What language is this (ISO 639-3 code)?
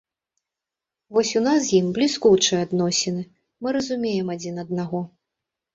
bel